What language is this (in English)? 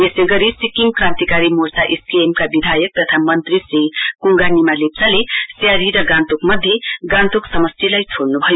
Nepali